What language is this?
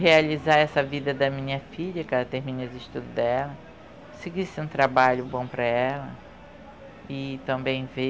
Portuguese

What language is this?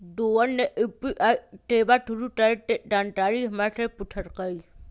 Magahi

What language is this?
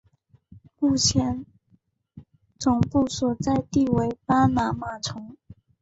Chinese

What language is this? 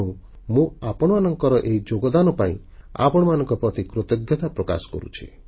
Odia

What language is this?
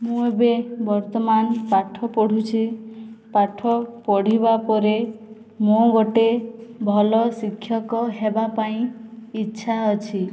Odia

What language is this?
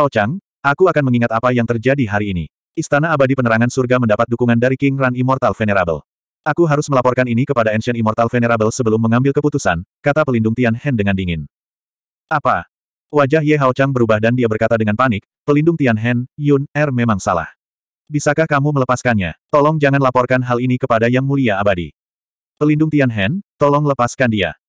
Indonesian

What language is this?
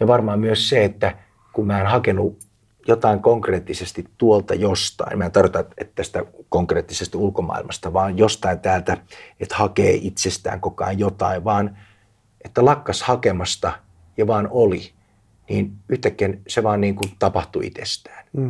Finnish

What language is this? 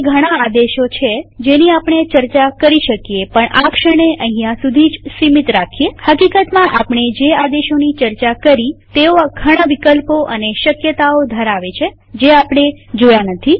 Gujarati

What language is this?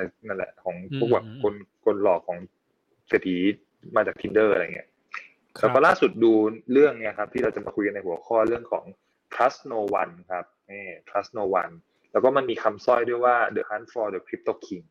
Thai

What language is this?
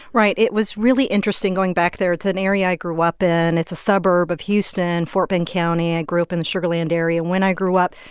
English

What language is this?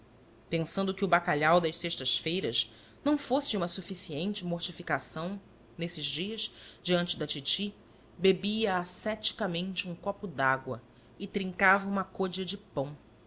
Portuguese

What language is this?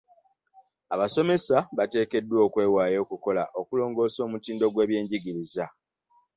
Ganda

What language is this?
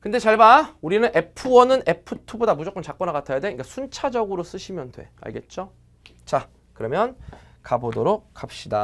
Korean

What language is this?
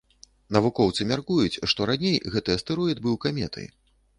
Belarusian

